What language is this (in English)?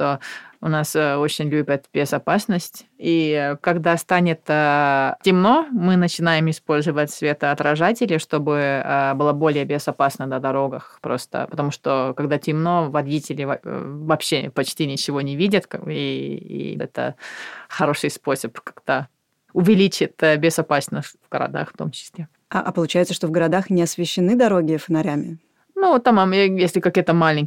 Russian